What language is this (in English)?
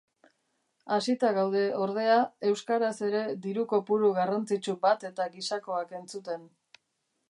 Basque